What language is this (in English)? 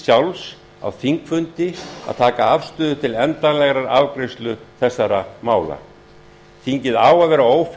Icelandic